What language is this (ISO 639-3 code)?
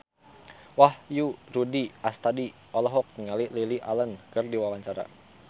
sun